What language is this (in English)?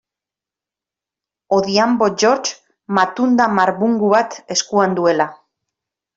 Basque